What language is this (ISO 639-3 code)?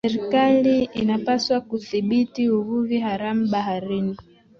swa